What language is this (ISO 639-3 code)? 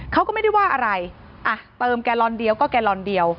tha